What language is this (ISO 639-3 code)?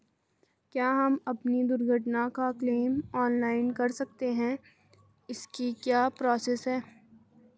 hin